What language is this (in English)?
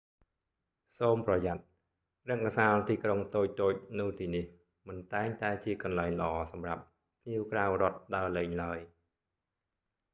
Khmer